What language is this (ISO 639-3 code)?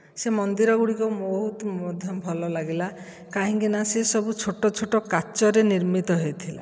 ori